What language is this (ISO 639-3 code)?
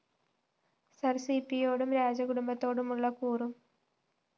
mal